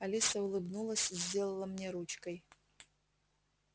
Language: Russian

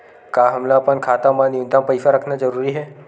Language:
Chhattisgarhi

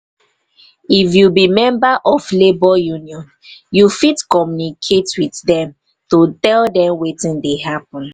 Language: Nigerian Pidgin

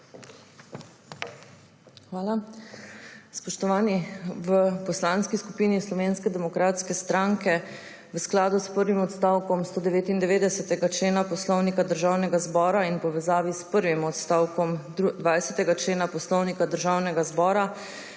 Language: Slovenian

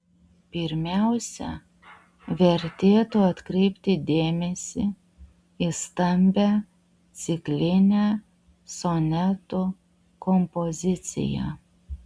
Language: Lithuanian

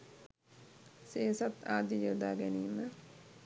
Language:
Sinhala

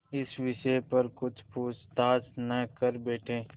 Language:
Hindi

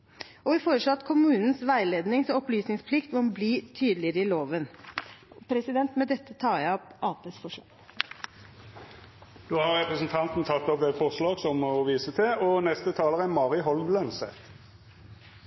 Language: Norwegian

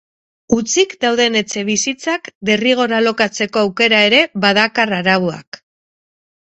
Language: Basque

